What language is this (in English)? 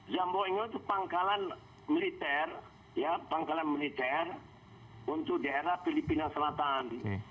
Indonesian